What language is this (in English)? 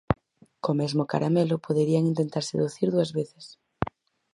Galician